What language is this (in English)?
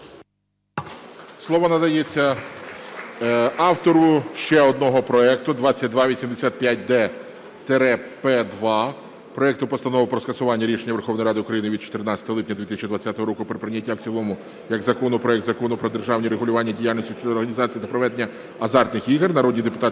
Ukrainian